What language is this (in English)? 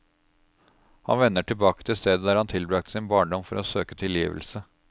Norwegian